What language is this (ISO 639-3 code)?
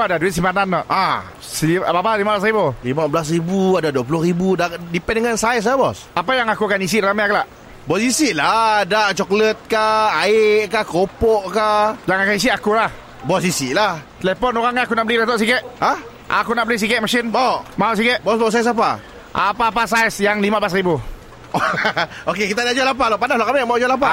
msa